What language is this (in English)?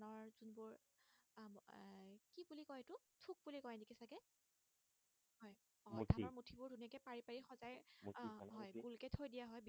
Assamese